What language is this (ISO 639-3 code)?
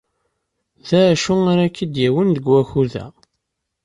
kab